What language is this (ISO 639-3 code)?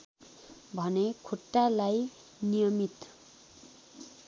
nep